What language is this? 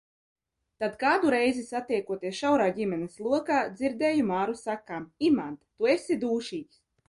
Latvian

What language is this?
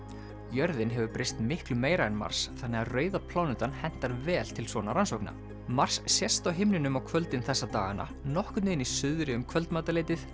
Icelandic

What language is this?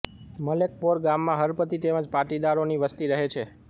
Gujarati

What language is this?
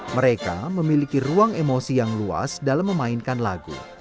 Indonesian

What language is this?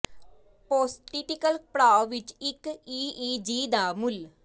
Punjabi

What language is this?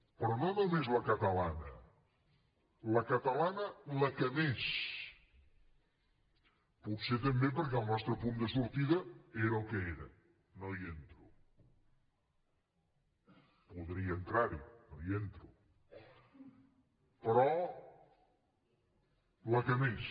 Catalan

